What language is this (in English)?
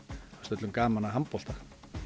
Icelandic